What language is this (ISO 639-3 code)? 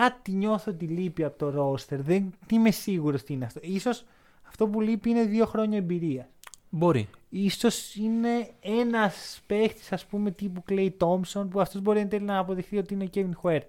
ell